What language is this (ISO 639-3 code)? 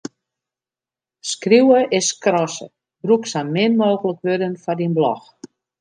fry